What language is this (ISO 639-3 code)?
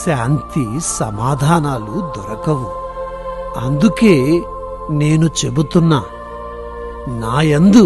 hin